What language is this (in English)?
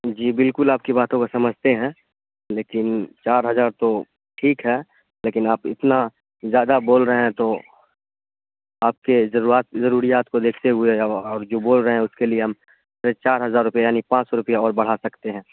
Urdu